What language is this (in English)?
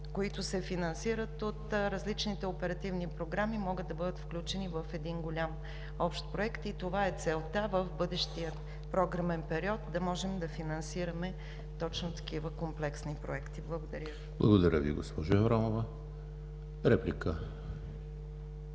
Bulgarian